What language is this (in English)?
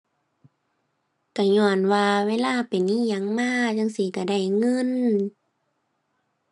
Thai